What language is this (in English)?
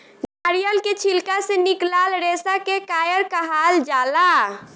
Bhojpuri